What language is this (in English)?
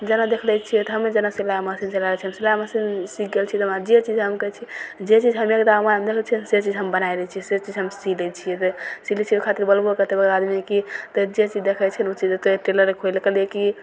Maithili